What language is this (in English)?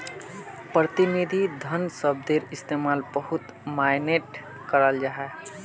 Magahi